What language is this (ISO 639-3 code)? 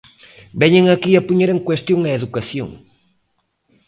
glg